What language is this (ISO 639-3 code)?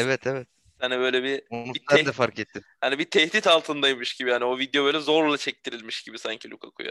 tur